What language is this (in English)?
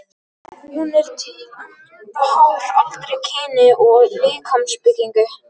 Icelandic